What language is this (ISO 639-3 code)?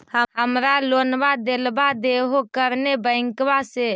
mag